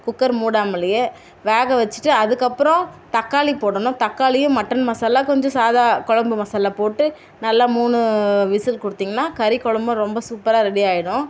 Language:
Tamil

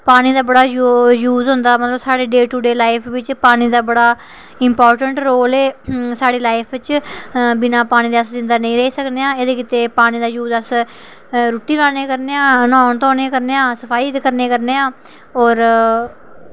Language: Dogri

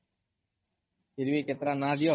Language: Odia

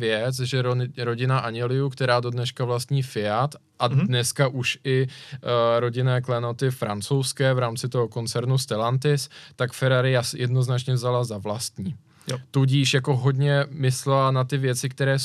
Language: Czech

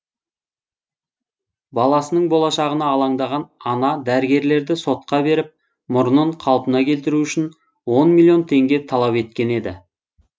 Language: Kazakh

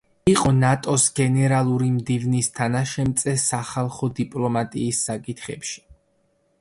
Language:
Georgian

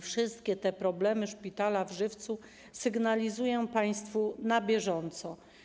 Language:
Polish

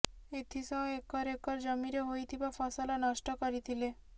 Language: Odia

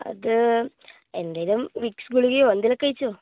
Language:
Malayalam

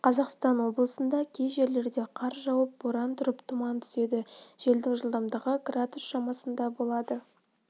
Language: Kazakh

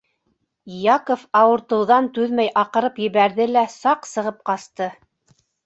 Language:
Bashkir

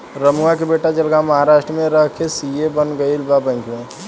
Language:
Bhojpuri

